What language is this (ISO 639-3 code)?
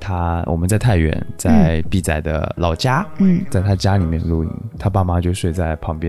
zho